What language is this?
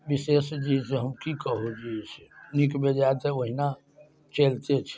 Maithili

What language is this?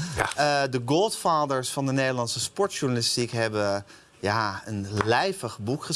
Dutch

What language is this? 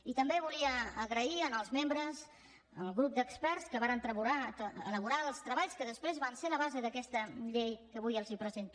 Catalan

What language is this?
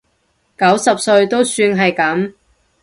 Cantonese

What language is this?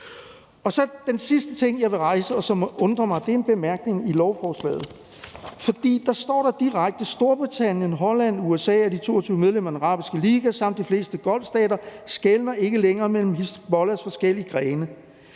Danish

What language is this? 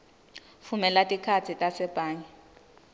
Swati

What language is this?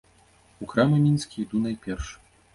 Belarusian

